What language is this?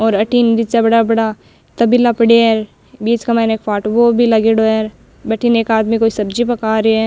Rajasthani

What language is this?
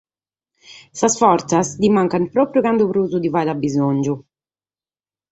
Sardinian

